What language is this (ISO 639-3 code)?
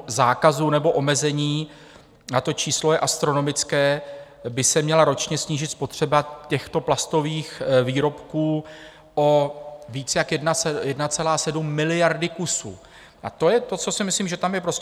ces